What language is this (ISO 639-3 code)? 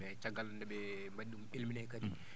ful